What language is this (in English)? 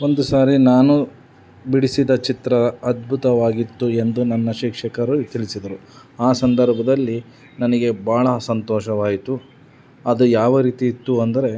Kannada